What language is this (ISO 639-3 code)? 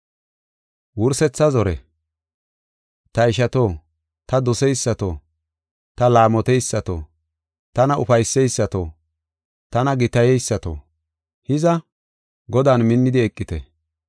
gof